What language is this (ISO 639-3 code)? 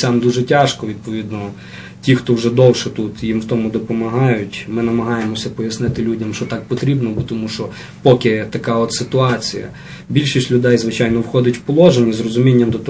ukr